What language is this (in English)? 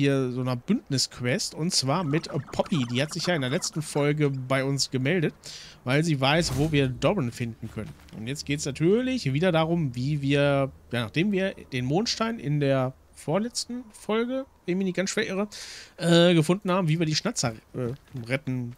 German